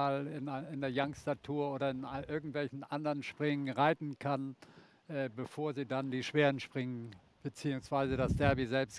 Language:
German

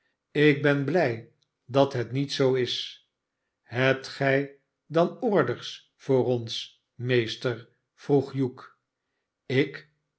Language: Dutch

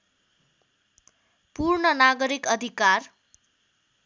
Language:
Nepali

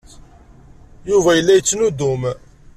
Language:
Kabyle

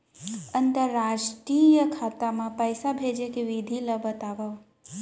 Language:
Chhattisgarhi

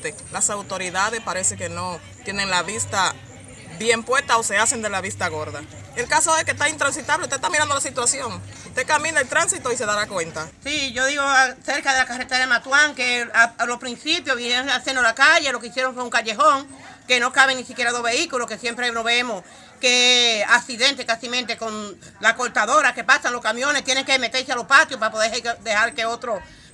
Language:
Spanish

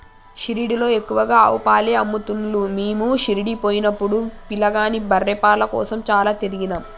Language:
Telugu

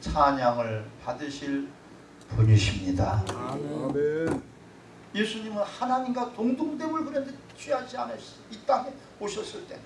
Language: Korean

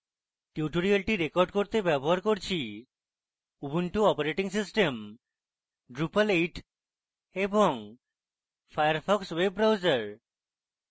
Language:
Bangla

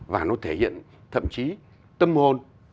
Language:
Vietnamese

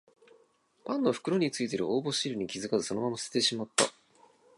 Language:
Japanese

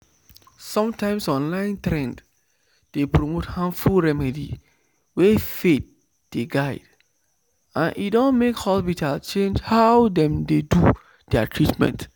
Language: Nigerian Pidgin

